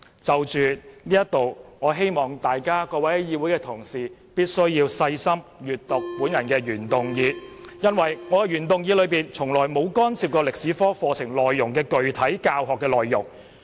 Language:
Cantonese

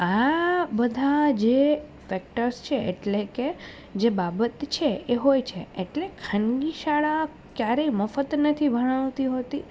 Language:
Gujarati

